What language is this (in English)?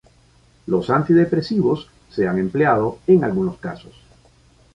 Spanish